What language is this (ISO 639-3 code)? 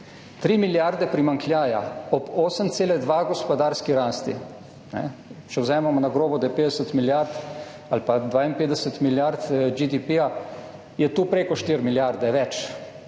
slv